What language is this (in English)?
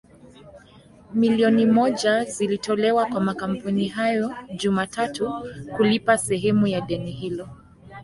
Swahili